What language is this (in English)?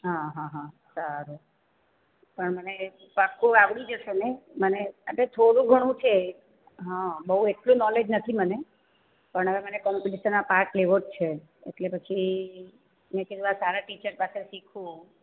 Gujarati